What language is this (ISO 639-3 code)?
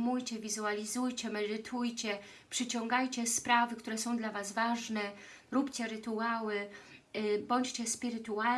pol